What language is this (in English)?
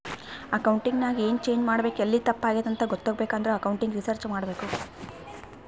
Kannada